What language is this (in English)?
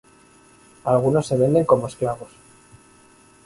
Spanish